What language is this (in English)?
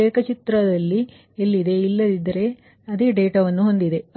Kannada